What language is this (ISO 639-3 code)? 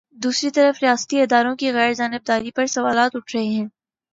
urd